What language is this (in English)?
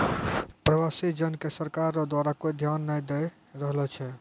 Maithili